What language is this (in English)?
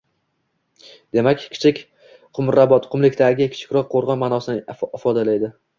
Uzbek